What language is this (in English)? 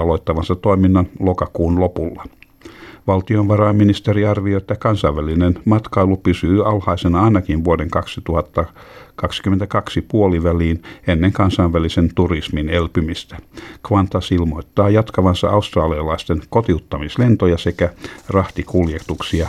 Finnish